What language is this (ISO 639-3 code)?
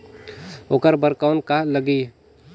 hne